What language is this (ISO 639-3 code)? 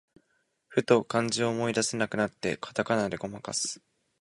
jpn